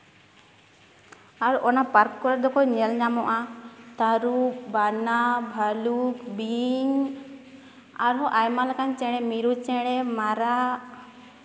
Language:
Santali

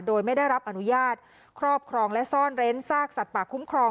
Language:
Thai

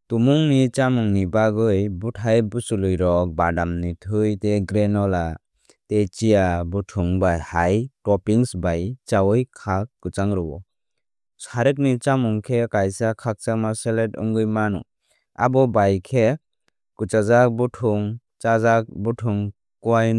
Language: Kok Borok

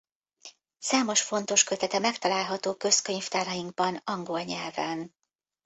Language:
Hungarian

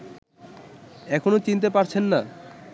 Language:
Bangla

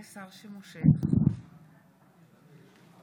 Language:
Hebrew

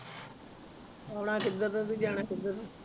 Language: Punjabi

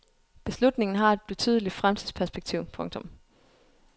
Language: Danish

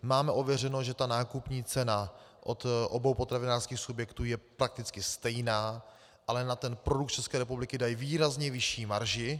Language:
Czech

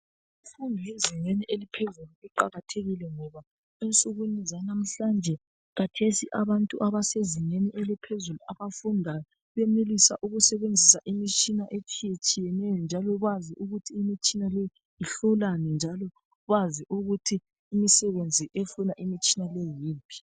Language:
North Ndebele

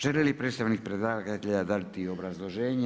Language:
Croatian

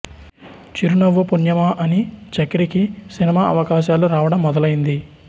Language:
Telugu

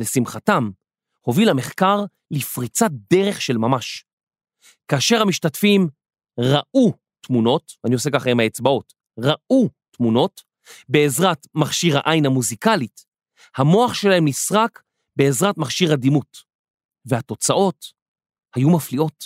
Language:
Hebrew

